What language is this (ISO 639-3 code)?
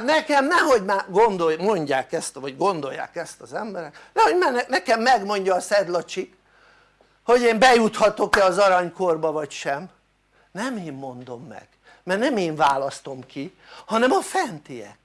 hun